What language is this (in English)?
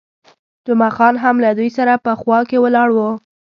Pashto